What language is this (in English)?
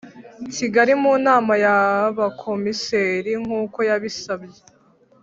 Kinyarwanda